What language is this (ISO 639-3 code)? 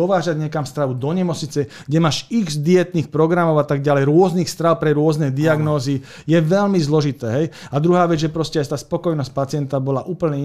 slk